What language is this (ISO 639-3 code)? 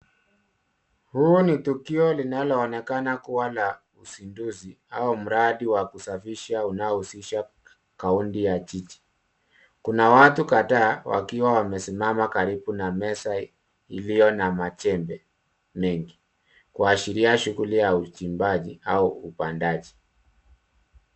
swa